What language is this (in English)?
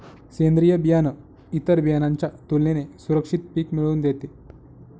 Marathi